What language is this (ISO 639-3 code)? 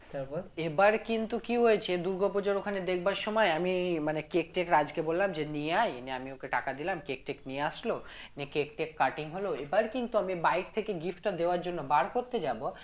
ben